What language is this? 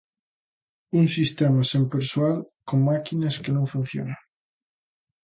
Galician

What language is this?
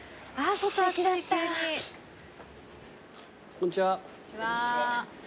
Japanese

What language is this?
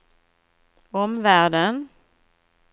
Swedish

